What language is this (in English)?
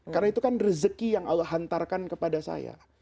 Indonesian